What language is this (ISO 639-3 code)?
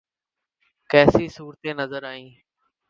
urd